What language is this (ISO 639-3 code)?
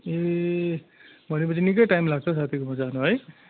nep